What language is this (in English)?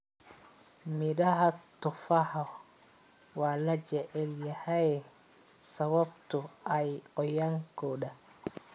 Somali